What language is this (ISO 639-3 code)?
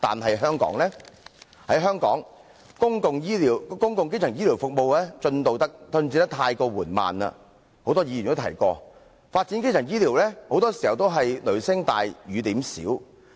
yue